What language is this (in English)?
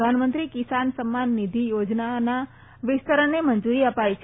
Gujarati